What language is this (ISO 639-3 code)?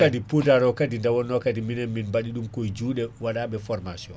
ful